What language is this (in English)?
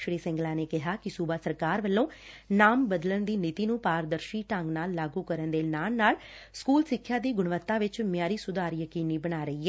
Punjabi